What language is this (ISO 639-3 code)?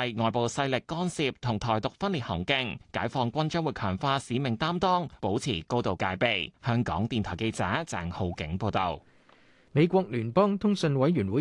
zho